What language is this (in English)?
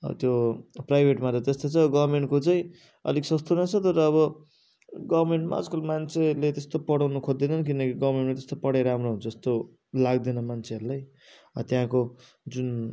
Nepali